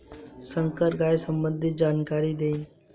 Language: Bhojpuri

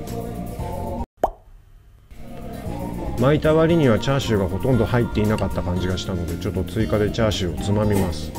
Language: Japanese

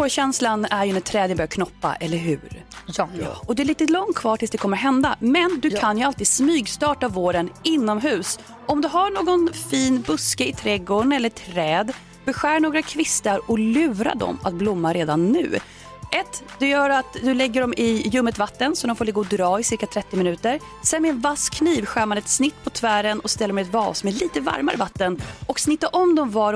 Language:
Swedish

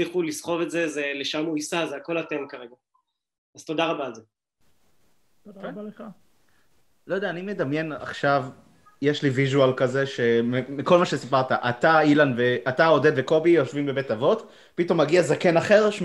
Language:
Hebrew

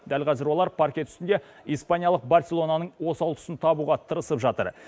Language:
Kazakh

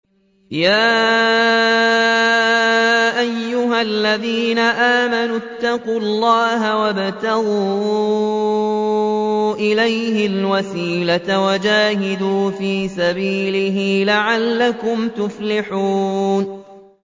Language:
Arabic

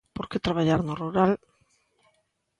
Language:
Galician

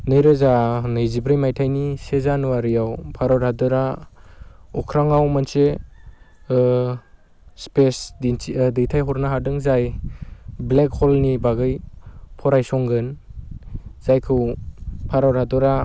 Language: Bodo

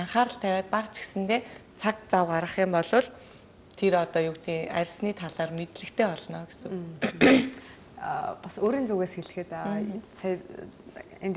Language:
Korean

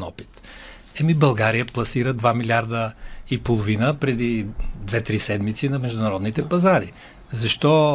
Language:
Bulgarian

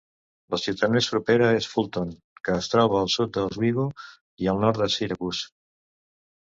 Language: Catalan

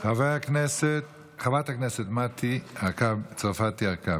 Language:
Hebrew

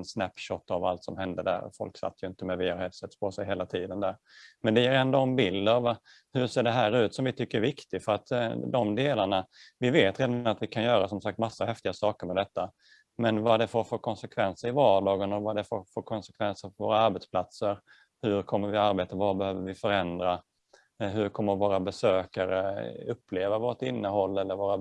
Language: Swedish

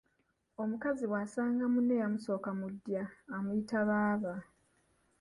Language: Ganda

